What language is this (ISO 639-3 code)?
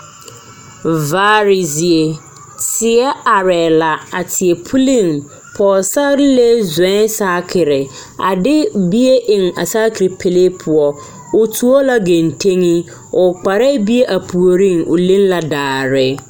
dga